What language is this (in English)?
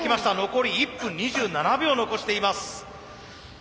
Japanese